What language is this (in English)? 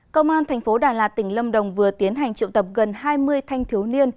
Vietnamese